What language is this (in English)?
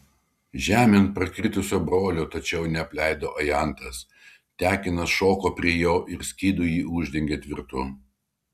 Lithuanian